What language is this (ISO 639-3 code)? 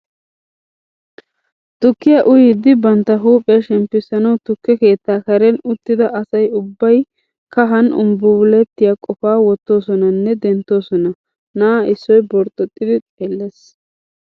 wal